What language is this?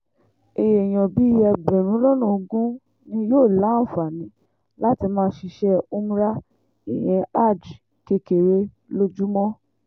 Yoruba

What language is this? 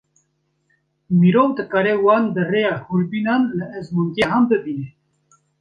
Kurdish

